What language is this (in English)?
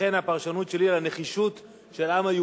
Hebrew